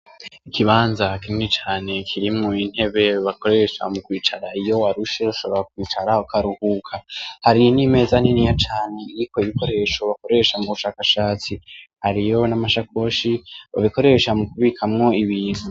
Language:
Rundi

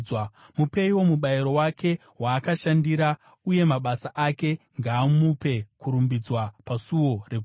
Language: Shona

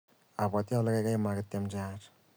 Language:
Kalenjin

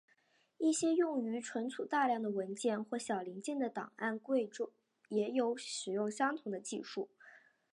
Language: Chinese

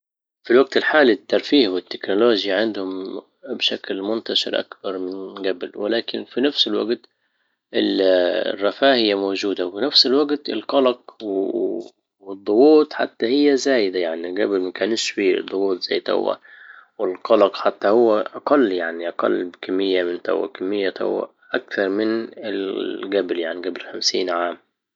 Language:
Libyan Arabic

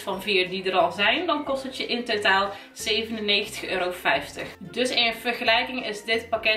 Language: Dutch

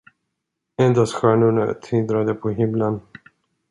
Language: Swedish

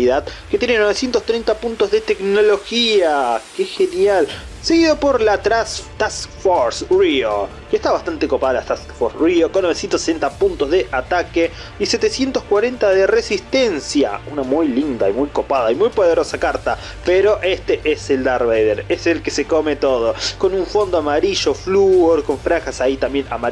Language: Spanish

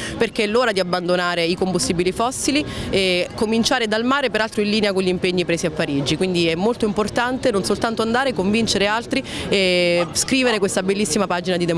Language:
Italian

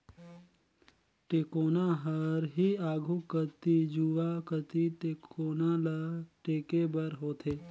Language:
Chhattisgarhi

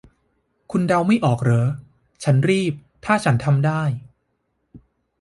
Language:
Thai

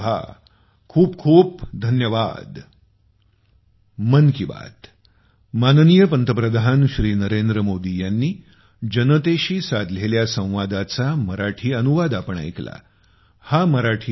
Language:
Marathi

